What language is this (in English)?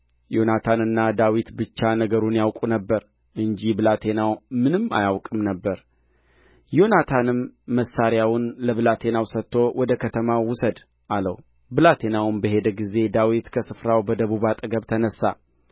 Amharic